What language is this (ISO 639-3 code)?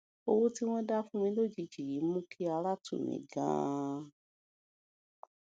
yor